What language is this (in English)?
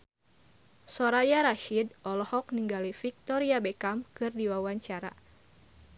Sundanese